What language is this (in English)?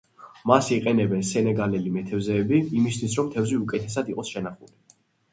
Georgian